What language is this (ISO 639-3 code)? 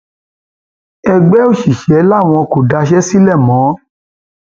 yor